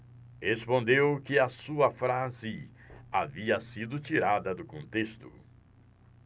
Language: Portuguese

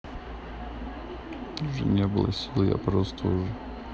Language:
Russian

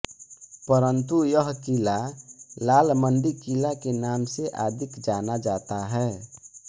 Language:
Hindi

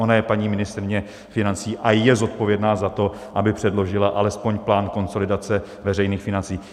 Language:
Czech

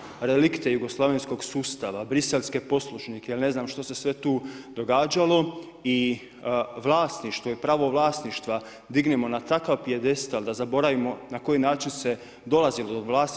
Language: Croatian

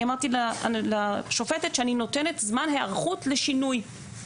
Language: Hebrew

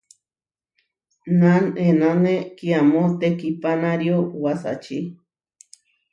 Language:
Huarijio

